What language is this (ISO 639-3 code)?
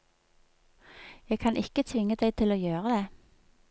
nor